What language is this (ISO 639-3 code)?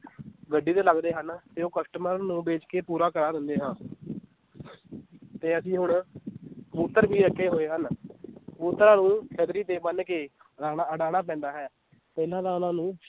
pan